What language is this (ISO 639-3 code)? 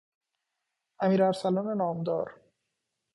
fas